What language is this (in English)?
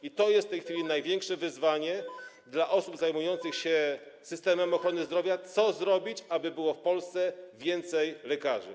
Polish